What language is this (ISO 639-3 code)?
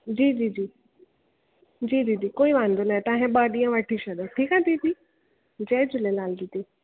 snd